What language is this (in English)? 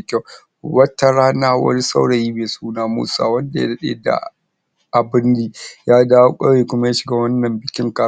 Hausa